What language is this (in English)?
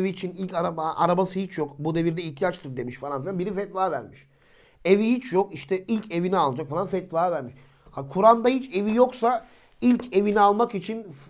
Turkish